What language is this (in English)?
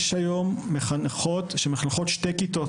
Hebrew